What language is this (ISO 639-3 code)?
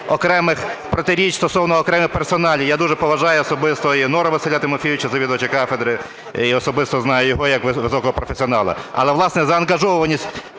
ukr